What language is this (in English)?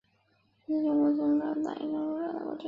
Chinese